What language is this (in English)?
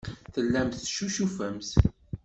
Kabyle